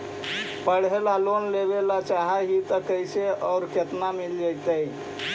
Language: Magahi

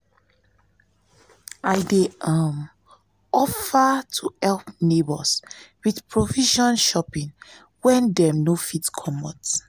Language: Nigerian Pidgin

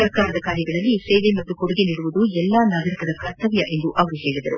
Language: Kannada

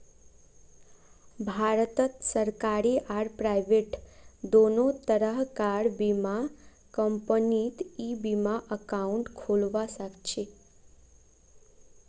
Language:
Magahi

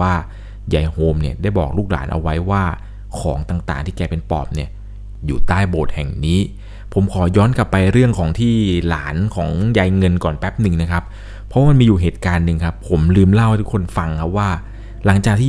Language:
Thai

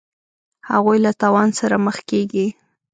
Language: Pashto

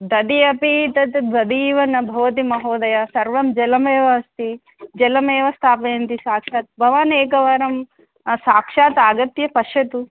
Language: Sanskrit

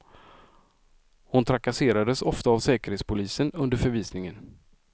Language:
Swedish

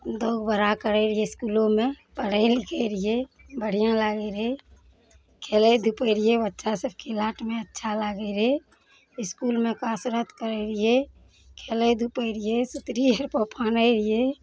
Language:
Maithili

